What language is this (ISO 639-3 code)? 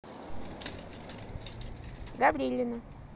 rus